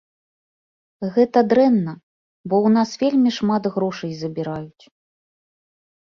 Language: Belarusian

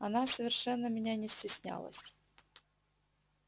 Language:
Russian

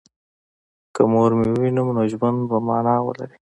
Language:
Pashto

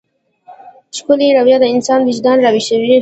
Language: Pashto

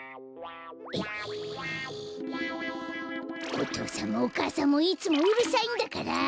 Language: Japanese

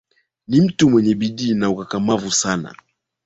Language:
Swahili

